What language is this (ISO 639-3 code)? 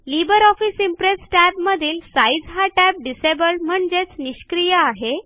mar